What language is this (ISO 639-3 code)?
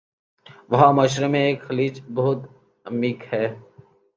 urd